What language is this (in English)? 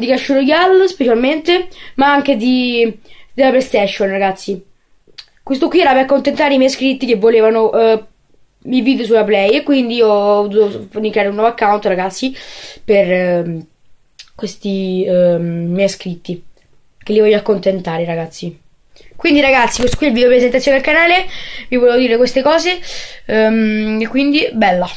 Italian